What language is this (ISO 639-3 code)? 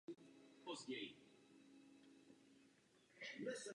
ces